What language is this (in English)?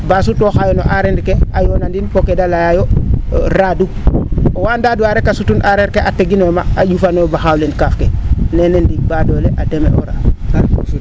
Serer